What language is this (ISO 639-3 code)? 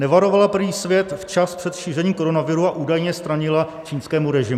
ces